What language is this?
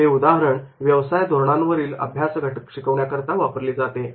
Marathi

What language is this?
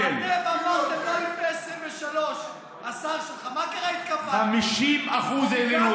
Hebrew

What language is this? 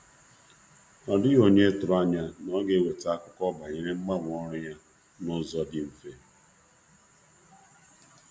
Igbo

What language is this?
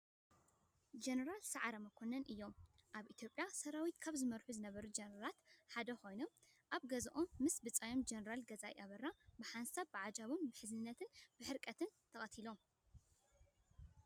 Tigrinya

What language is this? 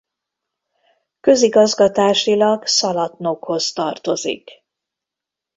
Hungarian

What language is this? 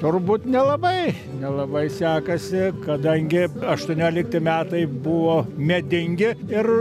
Lithuanian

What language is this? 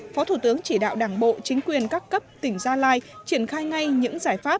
Vietnamese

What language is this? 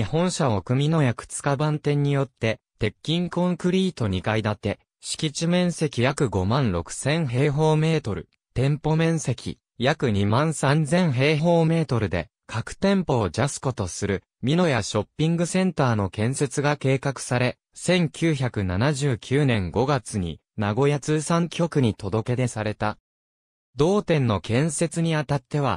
Japanese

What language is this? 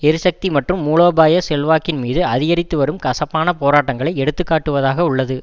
Tamil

